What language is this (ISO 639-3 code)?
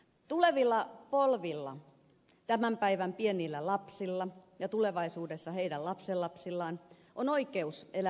fin